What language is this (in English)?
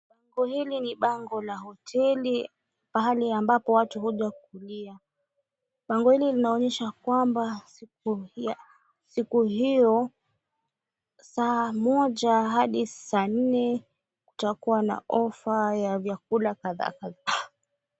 Swahili